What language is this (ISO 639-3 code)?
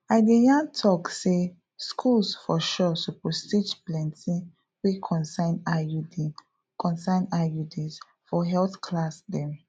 pcm